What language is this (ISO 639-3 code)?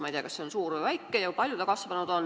est